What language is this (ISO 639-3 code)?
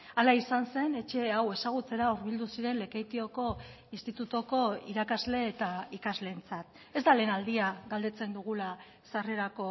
eus